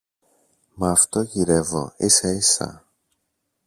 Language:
Greek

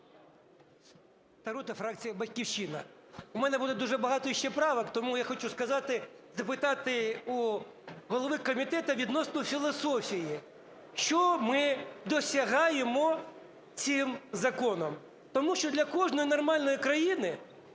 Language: Ukrainian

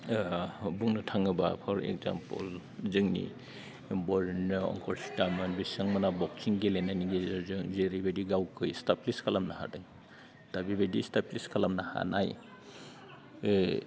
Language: Bodo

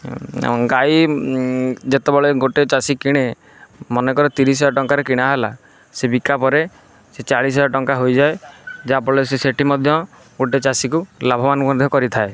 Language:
Odia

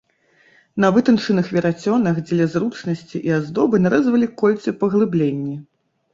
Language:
Belarusian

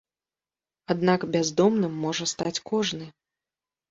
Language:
Belarusian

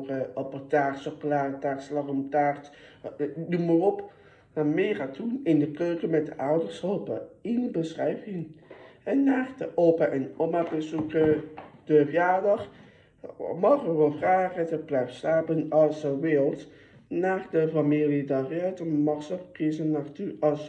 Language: Dutch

